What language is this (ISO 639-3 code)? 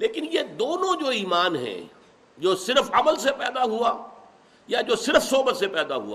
urd